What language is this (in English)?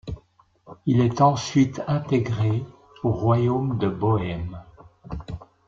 French